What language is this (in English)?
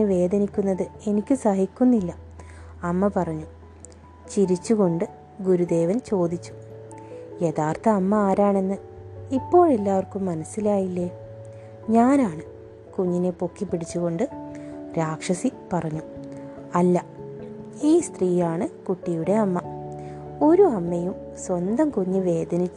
Malayalam